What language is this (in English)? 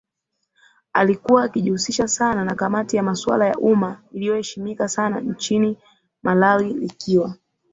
Swahili